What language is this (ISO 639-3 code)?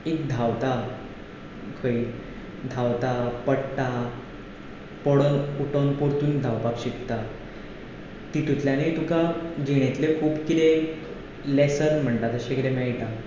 kok